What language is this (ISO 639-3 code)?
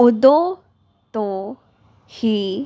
pan